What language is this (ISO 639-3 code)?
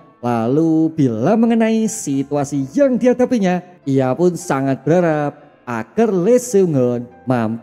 ind